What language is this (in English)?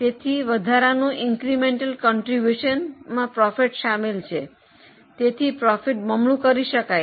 Gujarati